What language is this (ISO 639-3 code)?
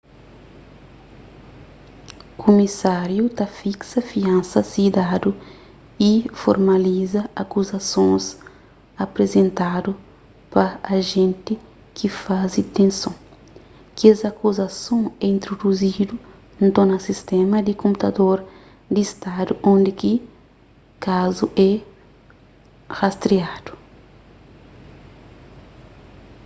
kea